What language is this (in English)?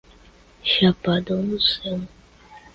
Portuguese